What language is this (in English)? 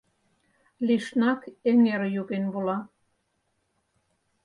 Mari